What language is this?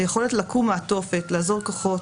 Hebrew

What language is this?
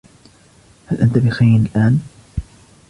Arabic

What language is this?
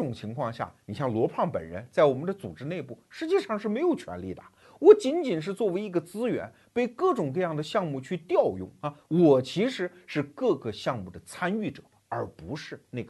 Chinese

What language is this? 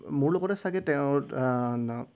Assamese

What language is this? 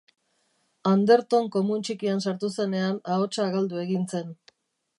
Basque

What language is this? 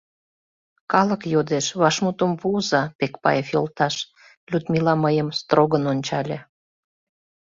Mari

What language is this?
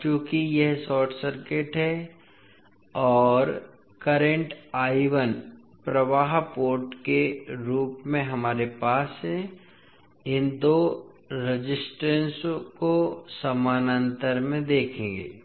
Hindi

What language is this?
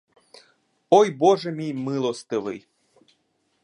Ukrainian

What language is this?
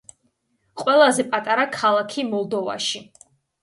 Georgian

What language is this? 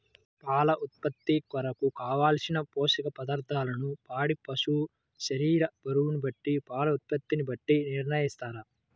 Telugu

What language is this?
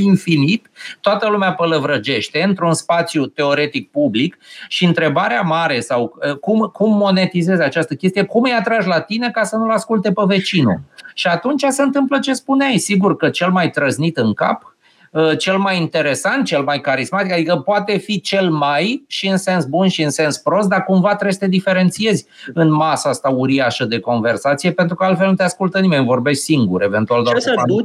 Romanian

